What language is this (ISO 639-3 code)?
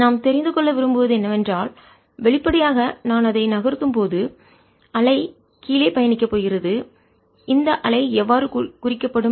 tam